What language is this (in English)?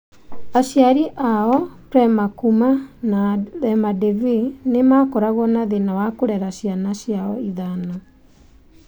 Kikuyu